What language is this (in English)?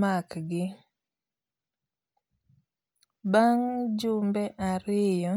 Luo (Kenya and Tanzania)